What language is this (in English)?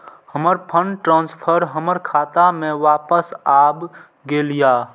Maithili